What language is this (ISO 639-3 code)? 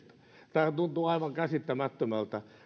fin